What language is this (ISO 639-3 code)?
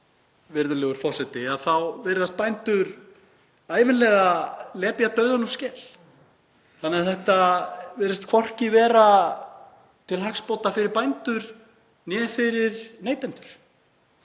isl